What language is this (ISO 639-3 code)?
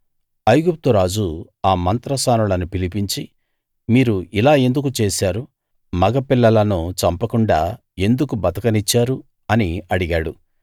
tel